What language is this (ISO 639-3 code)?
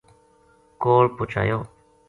gju